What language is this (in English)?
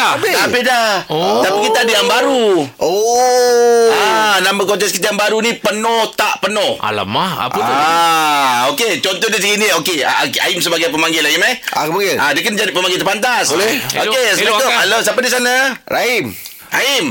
Malay